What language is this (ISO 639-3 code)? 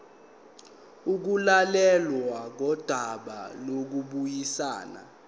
zul